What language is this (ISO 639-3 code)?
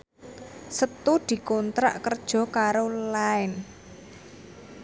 jav